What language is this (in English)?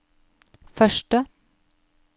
Norwegian